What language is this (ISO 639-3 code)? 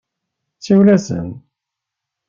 kab